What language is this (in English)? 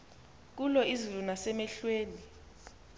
Xhosa